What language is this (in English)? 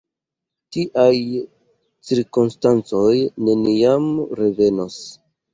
Esperanto